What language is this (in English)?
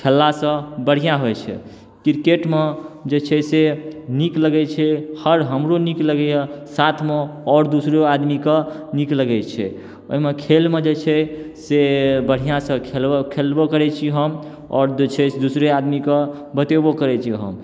Maithili